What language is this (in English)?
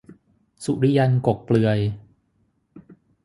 Thai